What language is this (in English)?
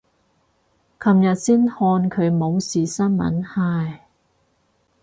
Cantonese